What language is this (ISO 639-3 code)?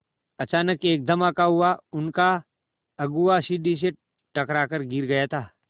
hin